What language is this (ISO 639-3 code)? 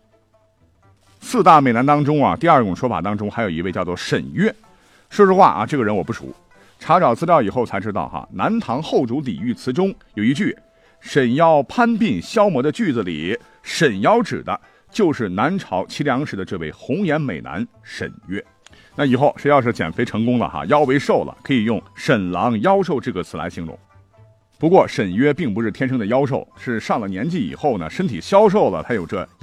zho